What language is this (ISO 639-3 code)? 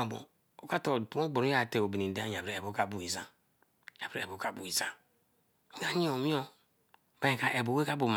elm